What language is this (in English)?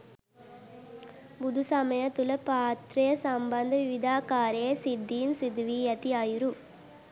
Sinhala